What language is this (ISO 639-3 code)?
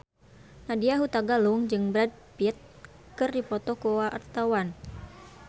sun